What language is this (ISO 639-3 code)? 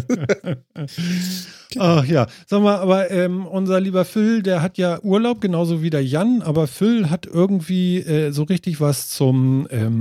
deu